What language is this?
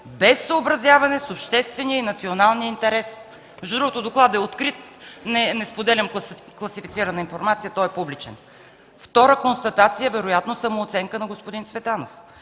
Bulgarian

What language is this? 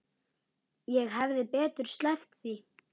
Icelandic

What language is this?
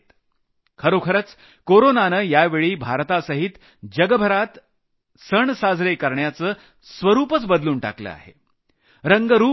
Marathi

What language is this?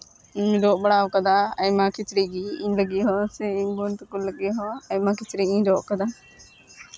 Santali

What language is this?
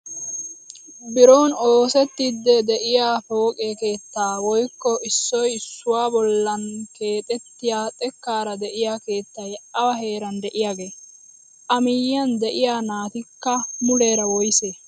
Wolaytta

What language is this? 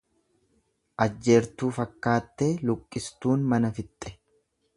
Oromo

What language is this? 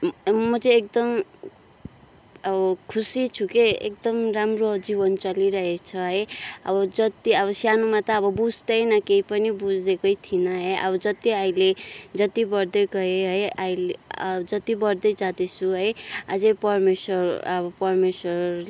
Nepali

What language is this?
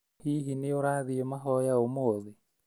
Kikuyu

